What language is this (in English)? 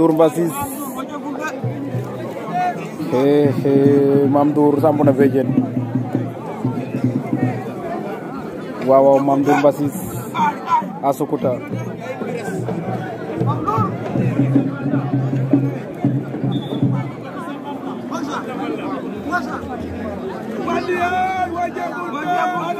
Arabic